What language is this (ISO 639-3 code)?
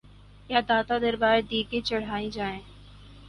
urd